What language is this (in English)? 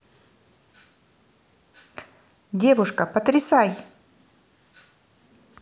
Russian